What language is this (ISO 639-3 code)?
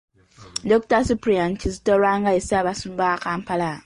lug